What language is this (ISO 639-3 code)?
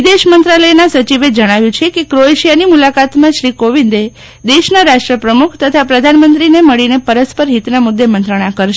guj